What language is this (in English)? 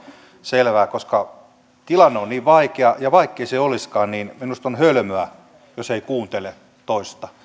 Finnish